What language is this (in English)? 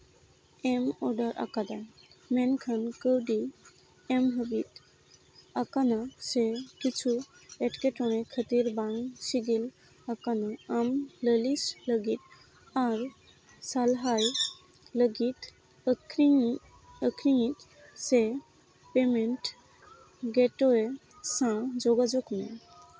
Santali